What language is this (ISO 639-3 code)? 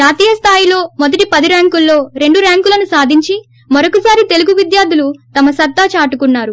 tel